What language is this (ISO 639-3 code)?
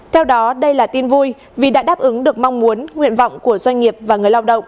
vie